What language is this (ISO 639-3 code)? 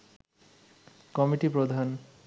ben